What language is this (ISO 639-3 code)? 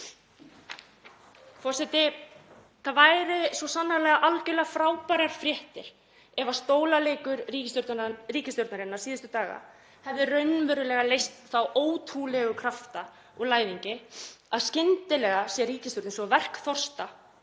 isl